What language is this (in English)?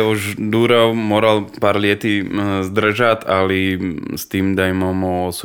Croatian